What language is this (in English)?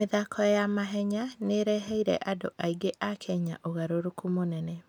Kikuyu